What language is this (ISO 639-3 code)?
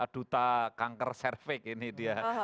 ind